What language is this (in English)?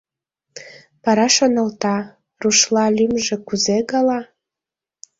Mari